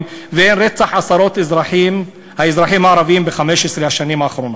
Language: Hebrew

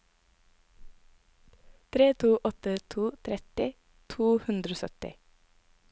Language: Norwegian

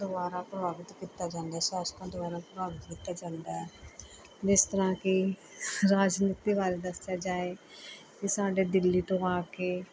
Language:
Punjabi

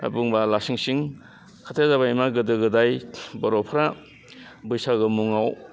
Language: Bodo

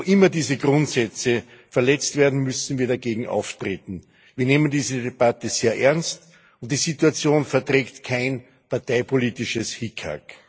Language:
German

